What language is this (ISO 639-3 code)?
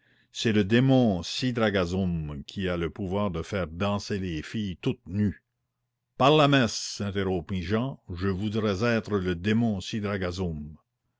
fra